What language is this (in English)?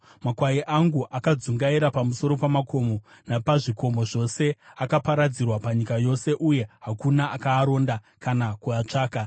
Shona